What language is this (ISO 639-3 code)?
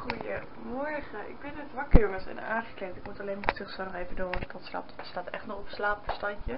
nld